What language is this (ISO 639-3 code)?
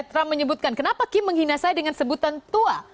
ind